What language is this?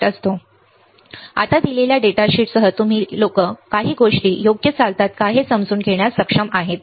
Marathi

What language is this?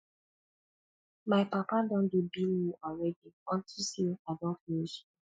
Nigerian Pidgin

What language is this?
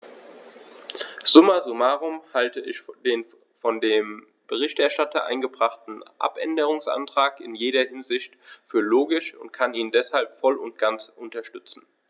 German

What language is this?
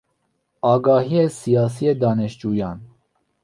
Persian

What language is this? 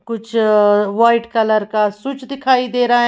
Hindi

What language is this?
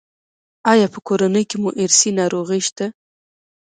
Pashto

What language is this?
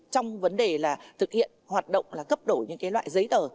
Vietnamese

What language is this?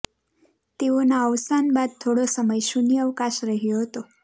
Gujarati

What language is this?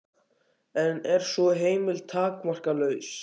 Icelandic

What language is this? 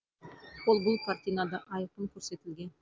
Kazakh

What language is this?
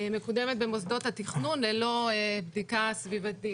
Hebrew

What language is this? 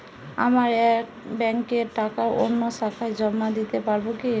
Bangla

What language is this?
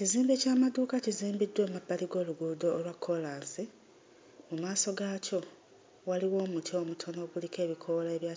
Ganda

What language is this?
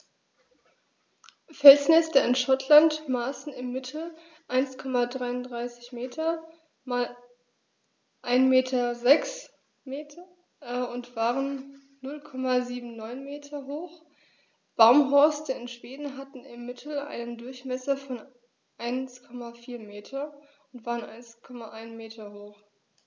German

